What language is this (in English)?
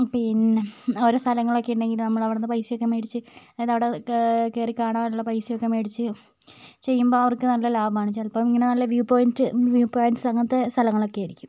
Malayalam